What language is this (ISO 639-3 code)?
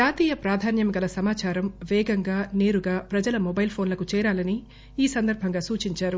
tel